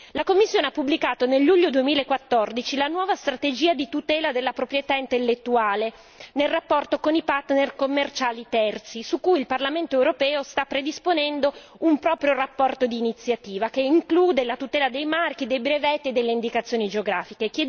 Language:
Italian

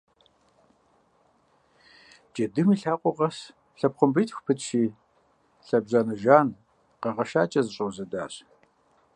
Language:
Kabardian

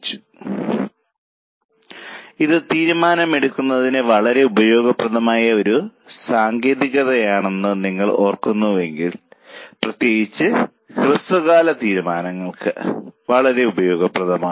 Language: Malayalam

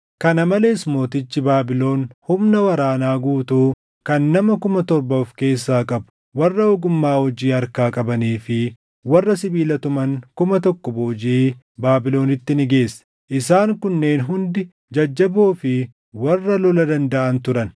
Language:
Oromo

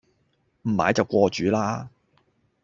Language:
Cantonese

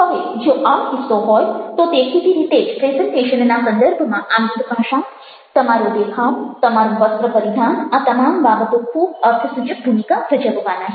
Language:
Gujarati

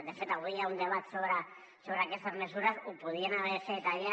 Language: Catalan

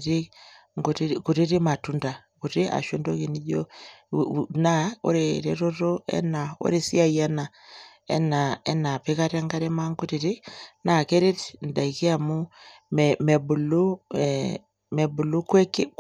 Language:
Masai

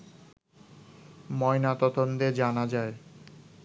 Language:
Bangla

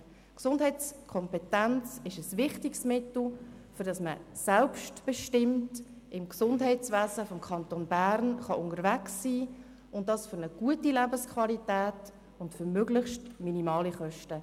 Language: Swiss German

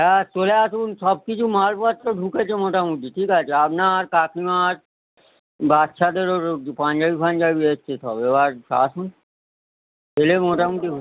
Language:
Bangla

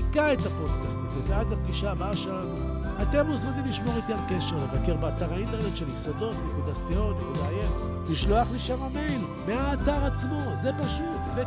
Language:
Hebrew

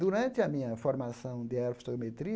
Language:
Portuguese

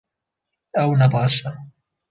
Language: Kurdish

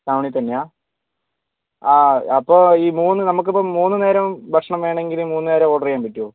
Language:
Malayalam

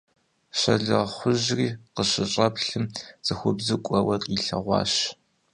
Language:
Kabardian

